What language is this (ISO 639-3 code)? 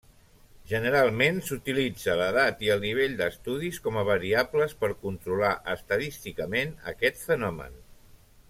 cat